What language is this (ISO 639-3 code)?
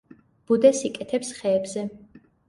kat